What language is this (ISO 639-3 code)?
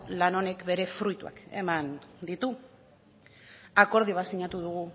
eus